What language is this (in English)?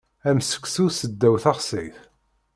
Kabyle